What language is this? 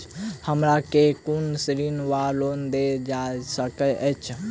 Maithili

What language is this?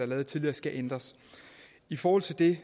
Danish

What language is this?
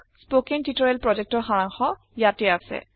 Assamese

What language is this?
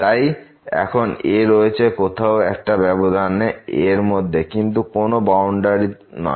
Bangla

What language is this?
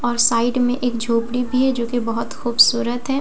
Hindi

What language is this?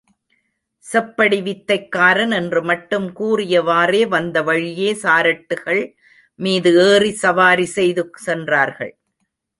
Tamil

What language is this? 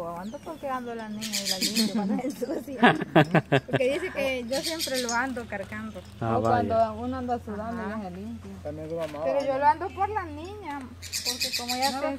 Spanish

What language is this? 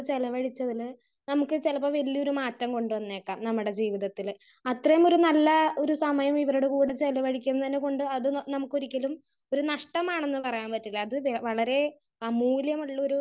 Malayalam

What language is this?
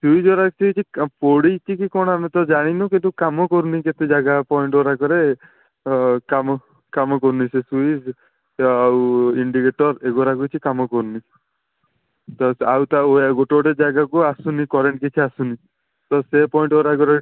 Odia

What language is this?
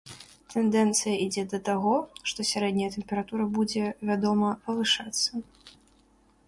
Belarusian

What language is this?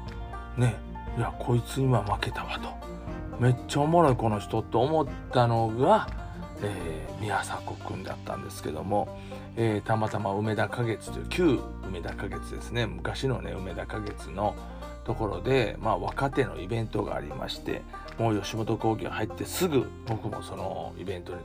Japanese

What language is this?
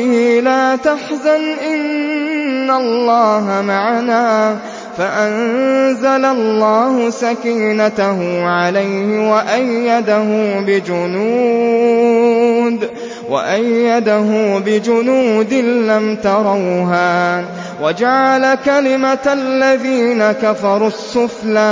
Arabic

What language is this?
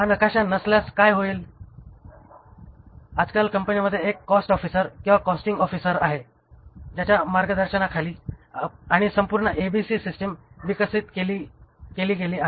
Marathi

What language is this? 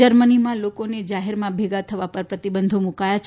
Gujarati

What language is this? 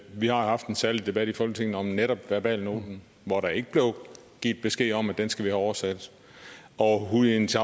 Danish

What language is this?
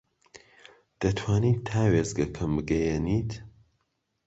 Central Kurdish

